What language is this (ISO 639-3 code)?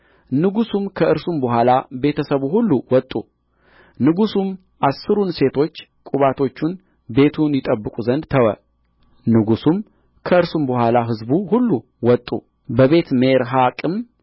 amh